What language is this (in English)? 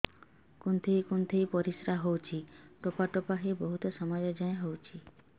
Odia